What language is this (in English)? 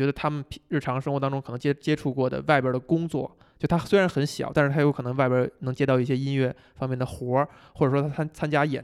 Chinese